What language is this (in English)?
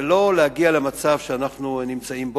Hebrew